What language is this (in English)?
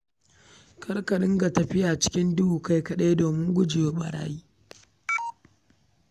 Hausa